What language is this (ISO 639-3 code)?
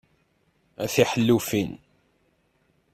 kab